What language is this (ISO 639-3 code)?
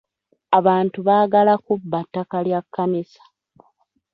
lug